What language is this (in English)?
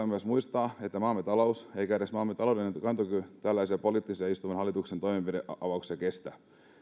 Finnish